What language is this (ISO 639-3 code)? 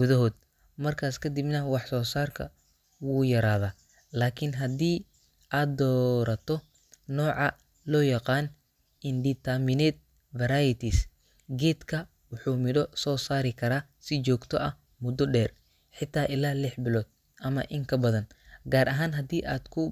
som